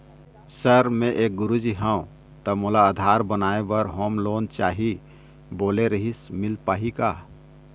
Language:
Chhattisgarhi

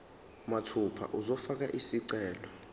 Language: Zulu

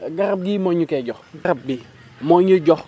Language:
Wolof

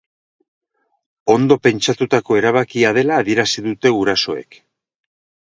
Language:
Basque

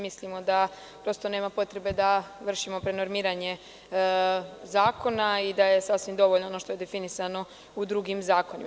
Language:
Serbian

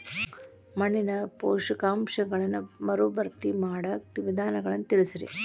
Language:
Kannada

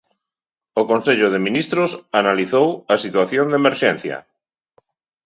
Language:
Galician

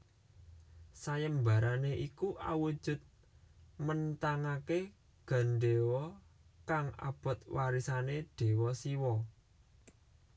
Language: Javanese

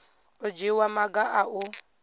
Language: Venda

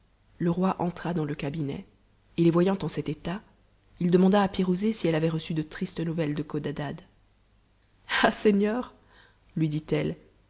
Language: French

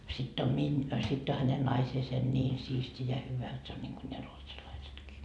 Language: Finnish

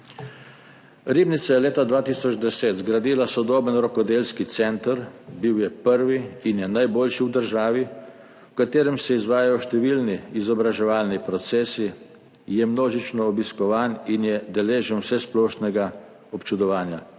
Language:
Slovenian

